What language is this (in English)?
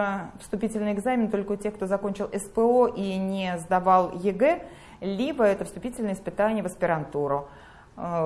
Russian